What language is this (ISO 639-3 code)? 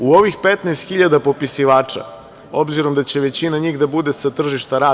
srp